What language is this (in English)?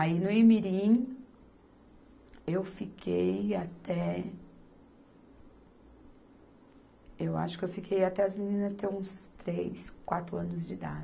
Portuguese